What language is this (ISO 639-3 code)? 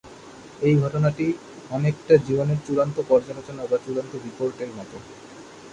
ben